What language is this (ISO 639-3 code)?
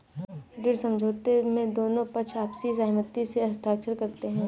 hin